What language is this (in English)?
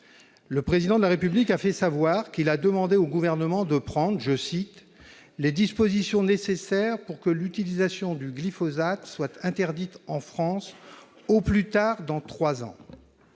French